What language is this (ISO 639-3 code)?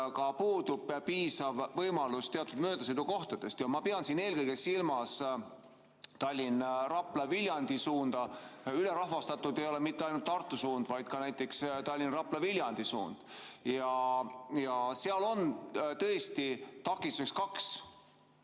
est